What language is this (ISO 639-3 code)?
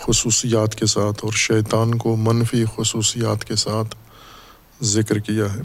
urd